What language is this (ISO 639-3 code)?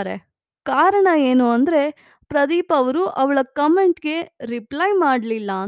kan